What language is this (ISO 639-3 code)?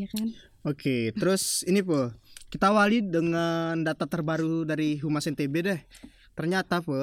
ind